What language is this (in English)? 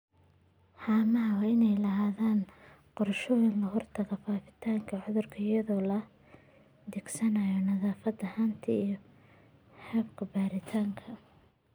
Somali